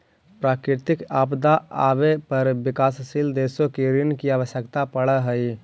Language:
Magahi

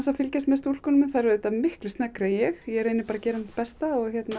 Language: Icelandic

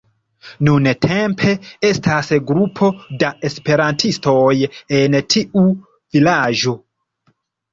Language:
Esperanto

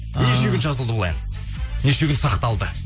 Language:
Kazakh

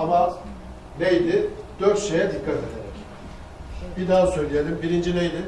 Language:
Turkish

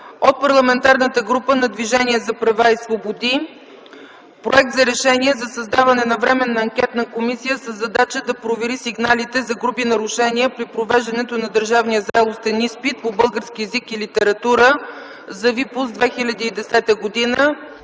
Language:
Bulgarian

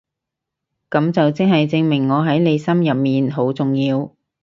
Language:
Cantonese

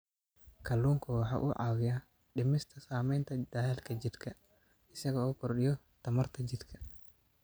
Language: Somali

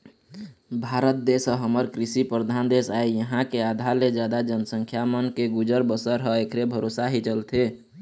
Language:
Chhattisgarhi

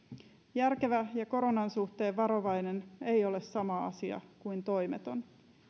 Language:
Finnish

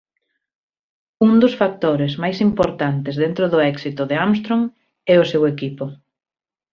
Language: Galician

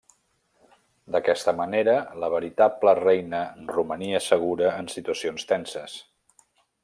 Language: Catalan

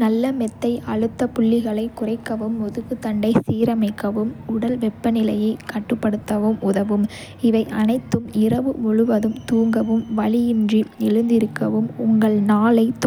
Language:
Kota (India)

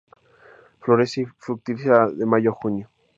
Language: Spanish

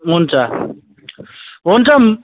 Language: Nepali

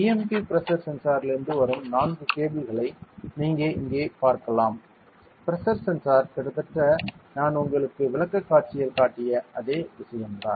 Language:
Tamil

